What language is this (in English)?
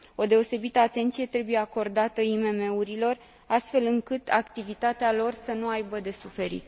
Romanian